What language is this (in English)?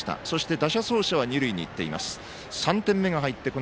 Japanese